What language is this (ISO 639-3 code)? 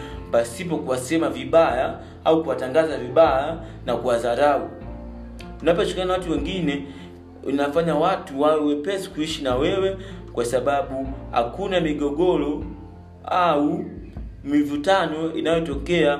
swa